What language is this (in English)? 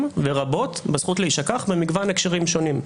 Hebrew